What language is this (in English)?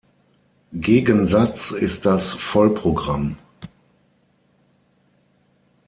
German